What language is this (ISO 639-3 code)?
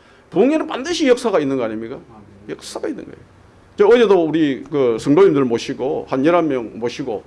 kor